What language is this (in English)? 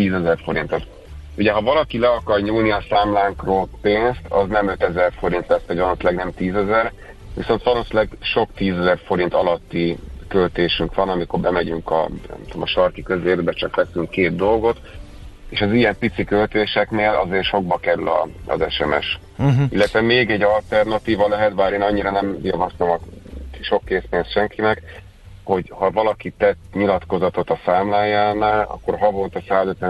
Hungarian